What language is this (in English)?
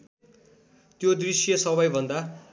Nepali